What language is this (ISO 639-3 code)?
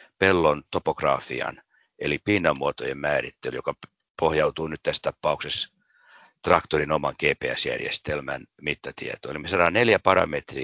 fin